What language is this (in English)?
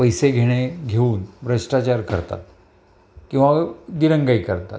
Marathi